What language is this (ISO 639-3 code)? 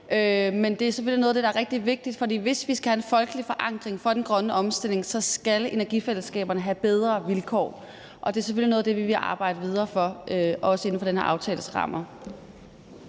dan